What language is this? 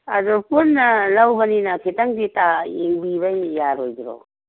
Manipuri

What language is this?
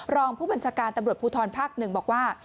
Thai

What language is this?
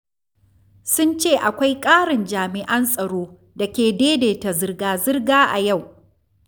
Hausa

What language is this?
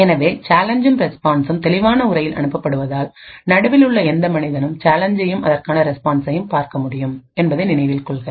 Tamil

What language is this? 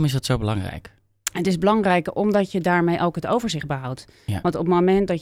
Dutch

